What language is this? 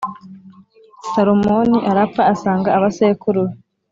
Kinyarwanda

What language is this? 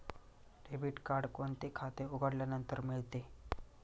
Marathi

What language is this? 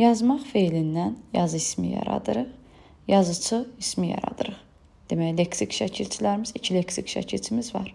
Turkish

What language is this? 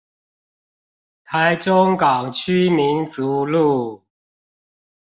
Chinese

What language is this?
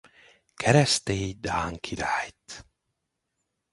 Hungarian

